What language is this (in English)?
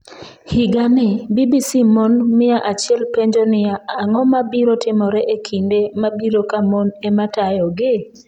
Luo (Kenya and Tanzania)